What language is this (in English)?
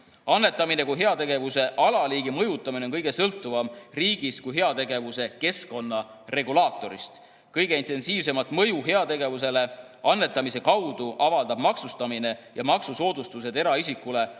Estonian